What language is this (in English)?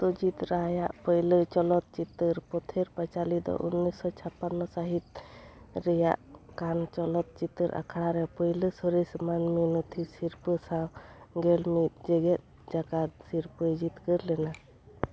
Santali